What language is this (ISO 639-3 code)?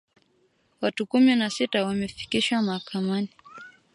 swa